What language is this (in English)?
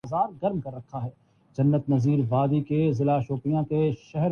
Urdu